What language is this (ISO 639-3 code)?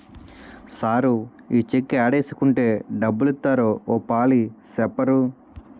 tel